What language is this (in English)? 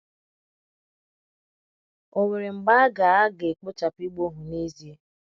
Igbo